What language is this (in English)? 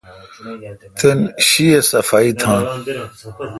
Kalkoti